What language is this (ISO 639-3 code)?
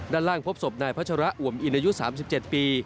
tha